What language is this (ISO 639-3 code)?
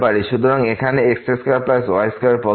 ben